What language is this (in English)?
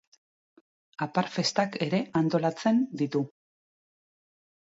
Basque